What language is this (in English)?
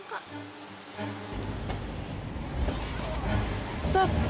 Indonesian